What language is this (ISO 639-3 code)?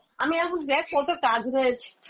ben